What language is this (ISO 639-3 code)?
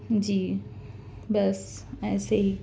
urd